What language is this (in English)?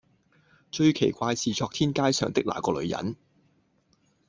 Cantonese